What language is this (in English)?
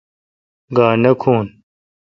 Kalkoti